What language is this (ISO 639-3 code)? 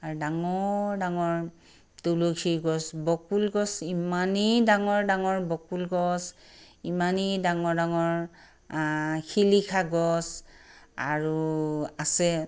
asm